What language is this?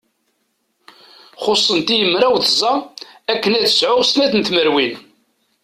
Kabyle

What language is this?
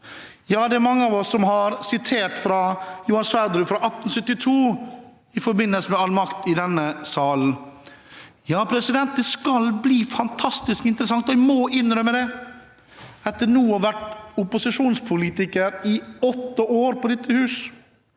Norwegian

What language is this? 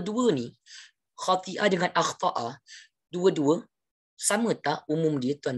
Malay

